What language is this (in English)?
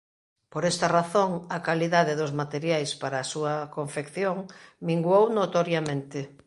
Galician